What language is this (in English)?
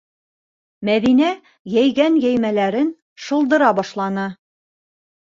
Bashkir